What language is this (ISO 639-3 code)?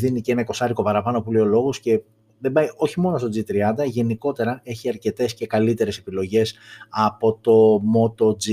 ell